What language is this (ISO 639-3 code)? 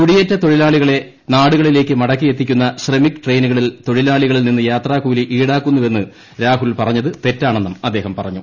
mal